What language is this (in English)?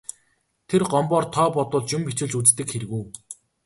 Mongolian